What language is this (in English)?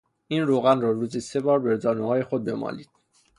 Persian